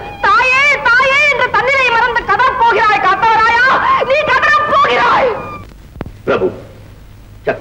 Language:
Indonesian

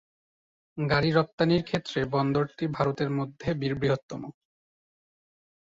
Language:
Bangla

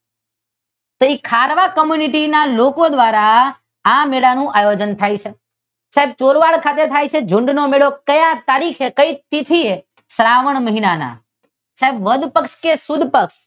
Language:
Gujarati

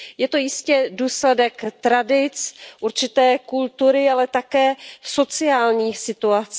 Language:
Czech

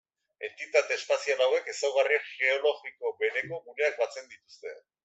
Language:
Basque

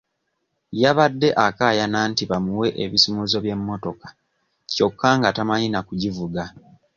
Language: Ganda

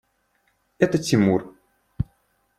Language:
Russian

